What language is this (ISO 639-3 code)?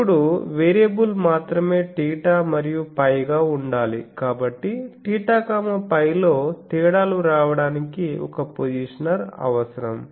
tel